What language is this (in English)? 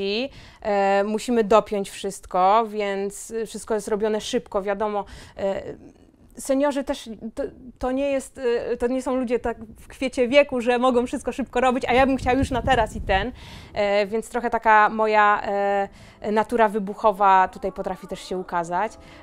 Polish